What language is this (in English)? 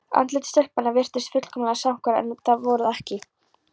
Icelandic